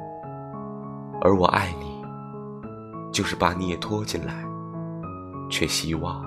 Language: Chinese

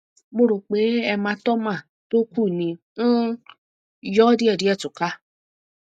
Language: Yoruba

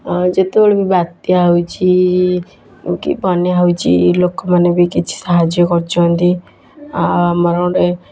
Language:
Odia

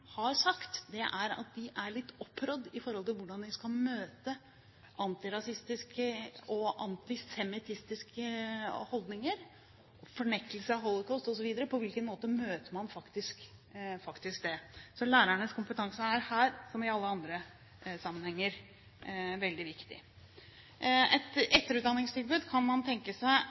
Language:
Norwegian Bokmål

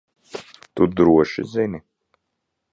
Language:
Latvian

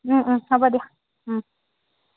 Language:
Assamese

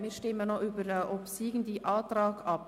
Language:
Swiss German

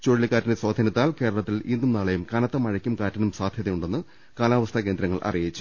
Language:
Malayalam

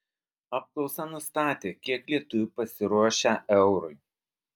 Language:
Lithuanian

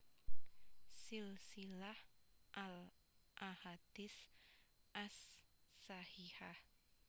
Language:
Javanese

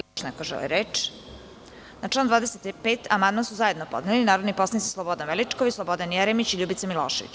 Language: Serbian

